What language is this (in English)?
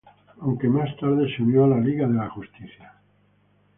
Spanish